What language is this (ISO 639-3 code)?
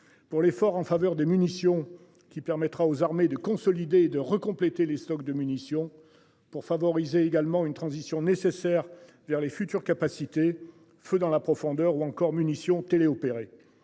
fra